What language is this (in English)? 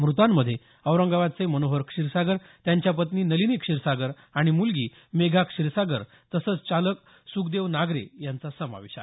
Marathi